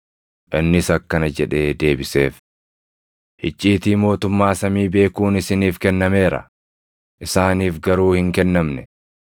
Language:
Oromo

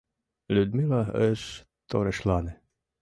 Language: Mari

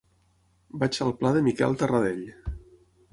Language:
Catalan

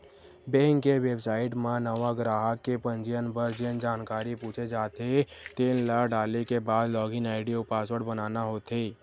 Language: Chhattisgarhi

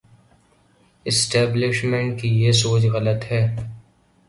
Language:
Urdu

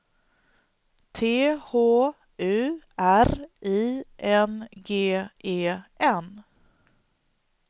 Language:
Swedish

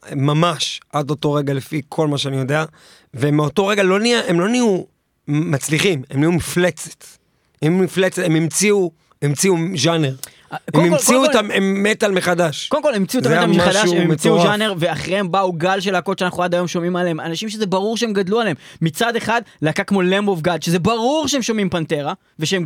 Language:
Hebrew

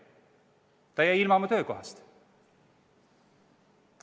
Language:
Estonian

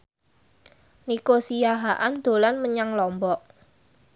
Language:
Javanese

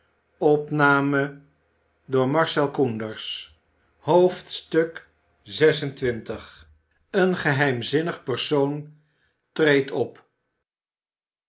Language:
Dutch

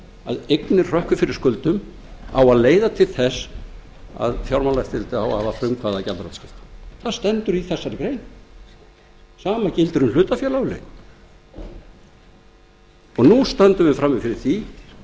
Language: Icelandic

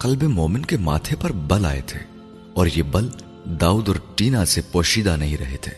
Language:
Urdu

